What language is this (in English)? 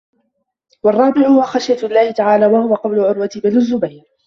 Arabic